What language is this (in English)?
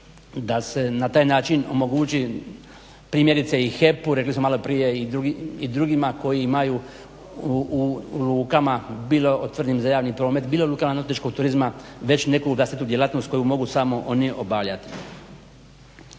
Croatian